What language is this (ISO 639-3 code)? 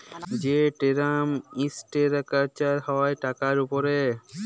ben